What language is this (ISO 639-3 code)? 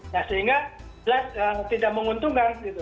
ind